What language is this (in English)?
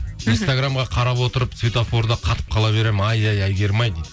Kazakh